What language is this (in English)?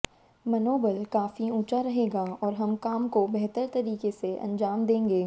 Hindi